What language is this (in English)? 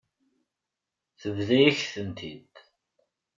Kabyle